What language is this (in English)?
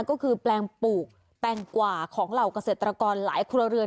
Thai